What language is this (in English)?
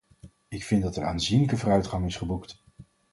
Dutch